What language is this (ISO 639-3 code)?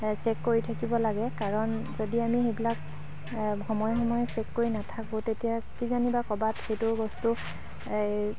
asm